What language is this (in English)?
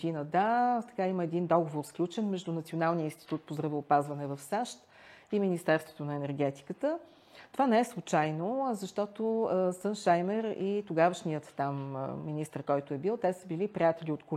Bulgarian